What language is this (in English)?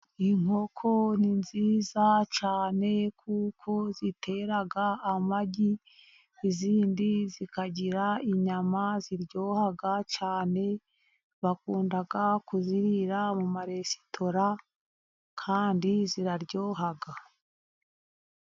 Kinyarwanda